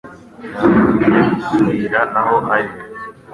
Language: Kinyarwanda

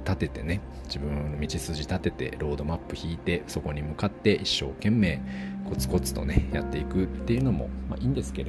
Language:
Japanese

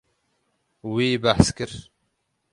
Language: Kurdish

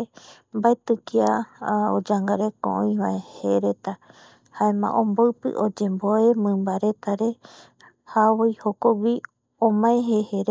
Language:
Eastern Bolivian Guaraní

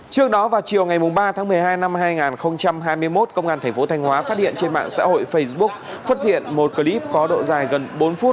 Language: Vietnamese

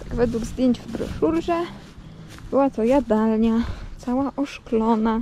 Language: Polish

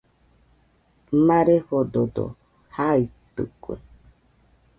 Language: Nüpode Huitoto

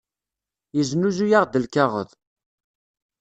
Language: Kabyle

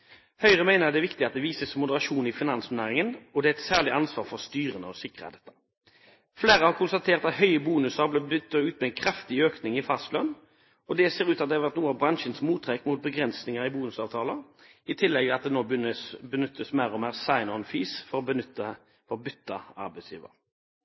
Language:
Norwegian Bokmål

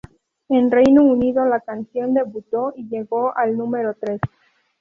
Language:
Spanish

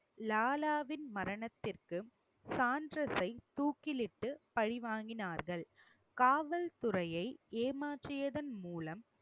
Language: Tamil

